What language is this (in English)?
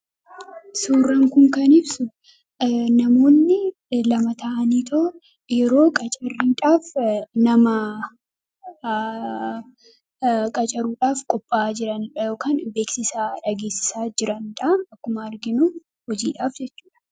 Oromo